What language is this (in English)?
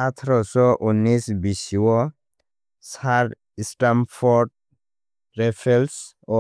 Kok Borok